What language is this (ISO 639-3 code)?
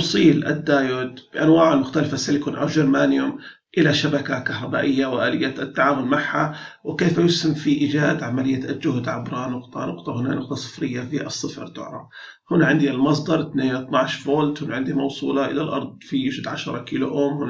ara